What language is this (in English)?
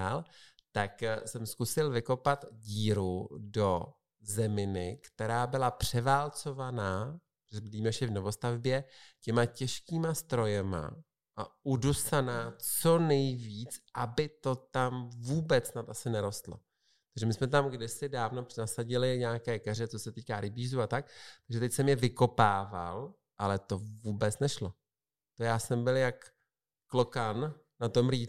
Czech